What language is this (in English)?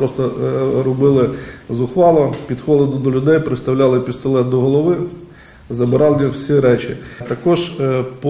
Russian